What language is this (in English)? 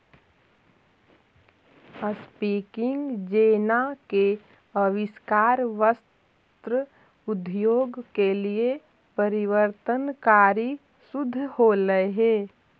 Magahi